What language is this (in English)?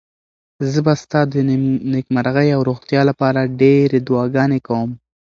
Pashto